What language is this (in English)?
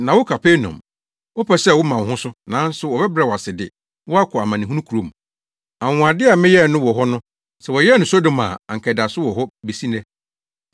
Akan